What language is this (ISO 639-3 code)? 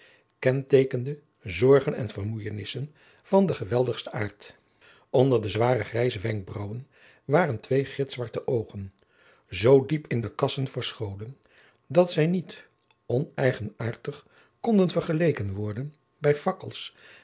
nld